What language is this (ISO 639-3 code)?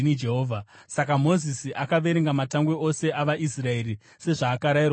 sna